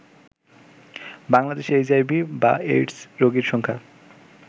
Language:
Bangla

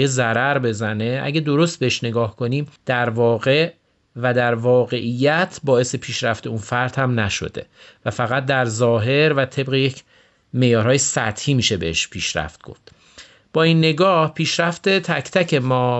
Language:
Persian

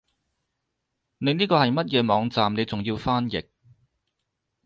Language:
Cantonese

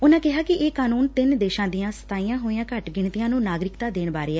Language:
Punjabi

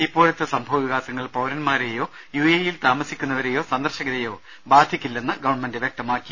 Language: Malayalam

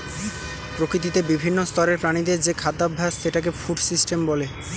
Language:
Bangla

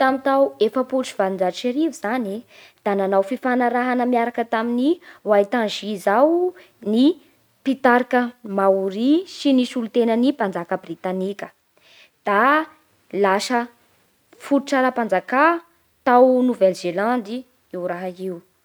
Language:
Bara Malagasy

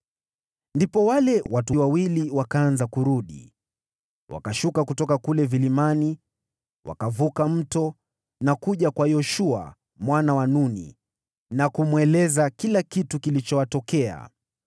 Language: Swahili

